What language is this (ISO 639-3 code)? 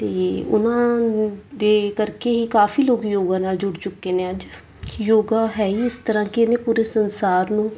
pan